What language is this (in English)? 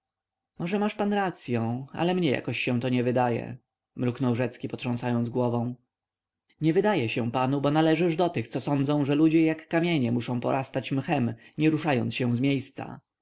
Polish